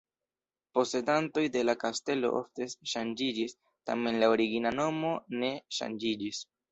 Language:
Esperanto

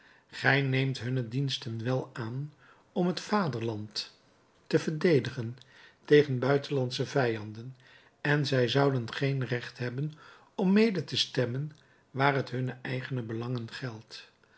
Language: Dutch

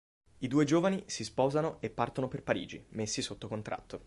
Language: Italian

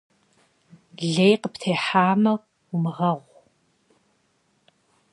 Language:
Kabardian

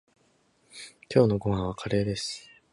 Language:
Japanese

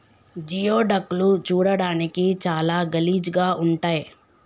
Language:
Telugu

